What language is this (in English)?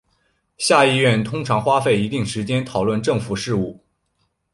Chinese